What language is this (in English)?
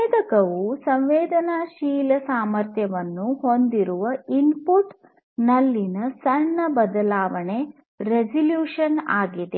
Kannada